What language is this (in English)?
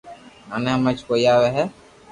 Loarki